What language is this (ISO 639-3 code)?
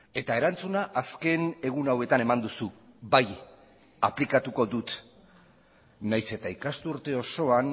eus